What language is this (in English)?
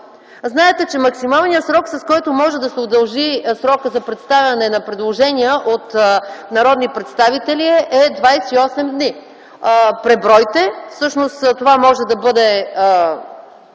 Bulgarian